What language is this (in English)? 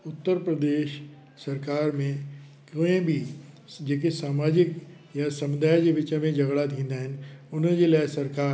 Sindhi